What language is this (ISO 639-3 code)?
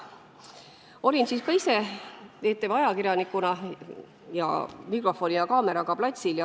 est